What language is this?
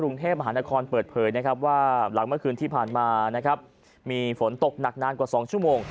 Thai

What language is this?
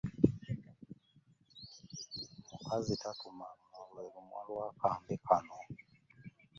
Ganda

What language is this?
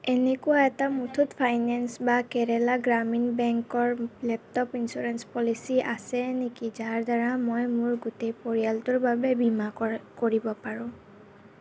Assamese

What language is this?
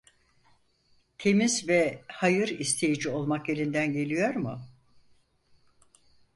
Turkish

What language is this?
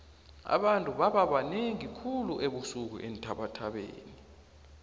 South Ndebele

